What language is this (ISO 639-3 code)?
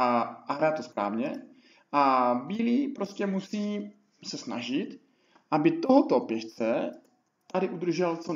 ces